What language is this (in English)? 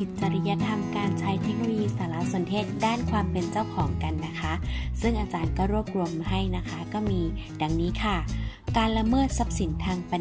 Thai